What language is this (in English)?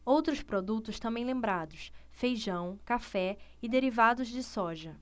Portuguese